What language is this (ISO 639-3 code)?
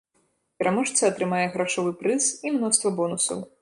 bel